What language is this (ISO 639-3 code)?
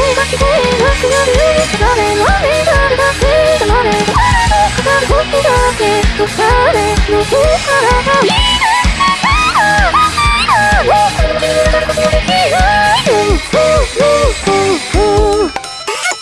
kor